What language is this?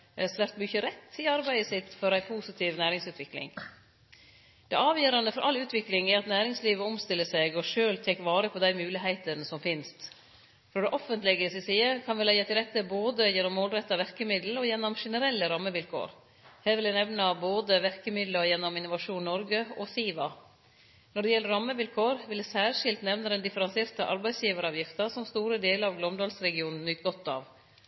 Norwegian Nynorsk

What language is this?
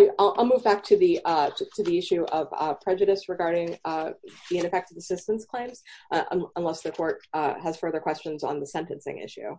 English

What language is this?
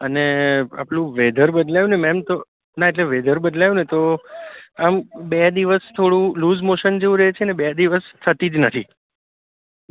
Gujarati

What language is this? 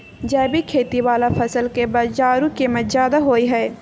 Maithili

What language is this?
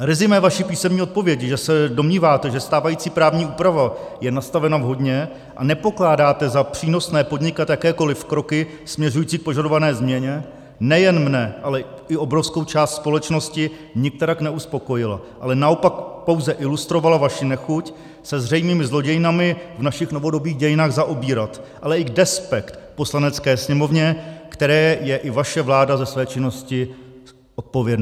Czech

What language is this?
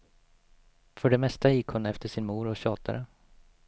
Swedish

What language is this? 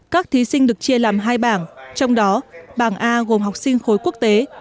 Vietnamese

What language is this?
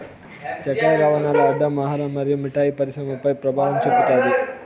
Telugu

